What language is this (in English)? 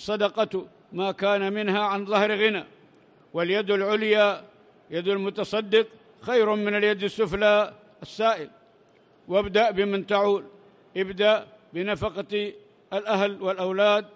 Arabic